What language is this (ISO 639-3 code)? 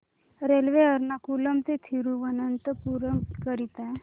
mar